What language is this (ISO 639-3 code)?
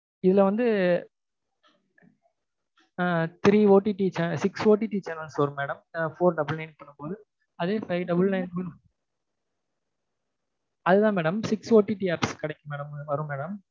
tam